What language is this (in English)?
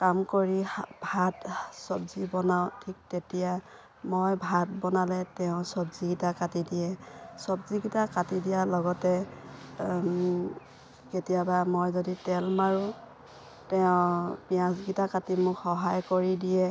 Assamese